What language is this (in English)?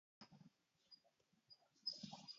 Arabic